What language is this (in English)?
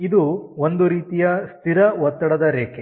Kannada